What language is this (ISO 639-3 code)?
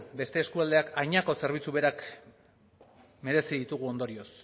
eus